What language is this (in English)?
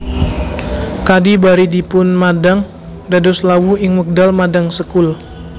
Javanese